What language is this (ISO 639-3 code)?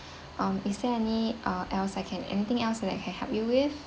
eng